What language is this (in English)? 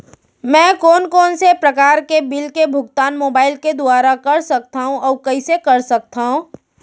Chhattisgarhi